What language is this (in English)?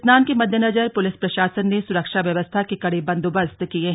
Hindi